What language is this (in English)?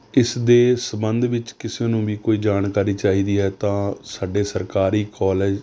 Punjabi